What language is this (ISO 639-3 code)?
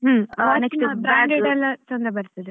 kan